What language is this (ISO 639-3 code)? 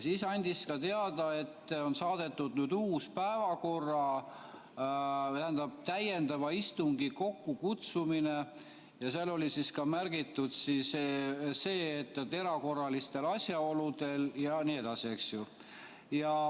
est